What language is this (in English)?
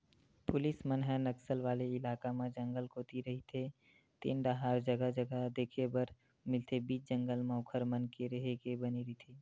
Chhattisgarhi